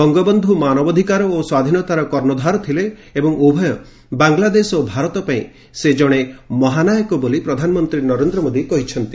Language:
Odia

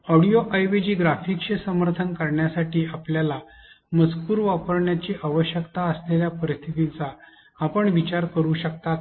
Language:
Marathi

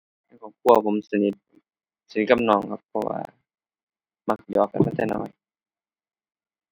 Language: Thai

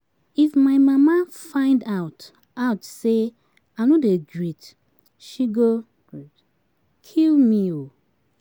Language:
Nigerian Pidgin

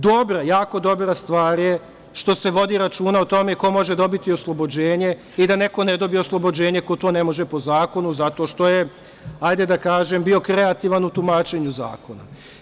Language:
Serbian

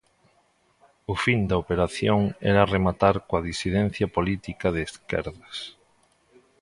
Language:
Galician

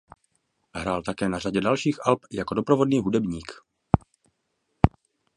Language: Czech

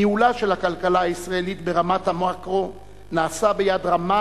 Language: Hebrew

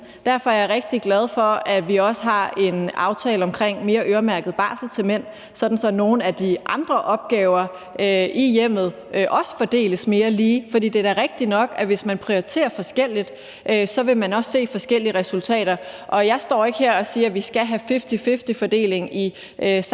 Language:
Danish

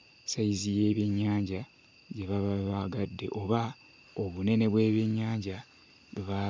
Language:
Ganda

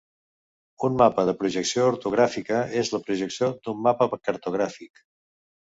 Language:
Catalan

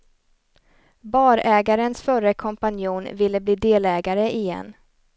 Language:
Swedish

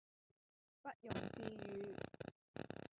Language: Cantonese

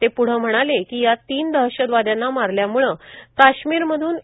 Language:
Marathi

